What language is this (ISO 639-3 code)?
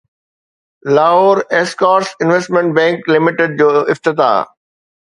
snd